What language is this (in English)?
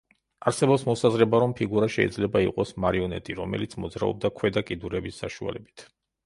Georgian